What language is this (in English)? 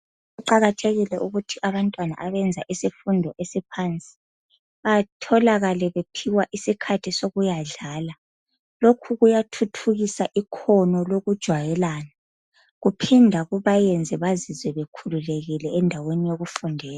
North Ndebele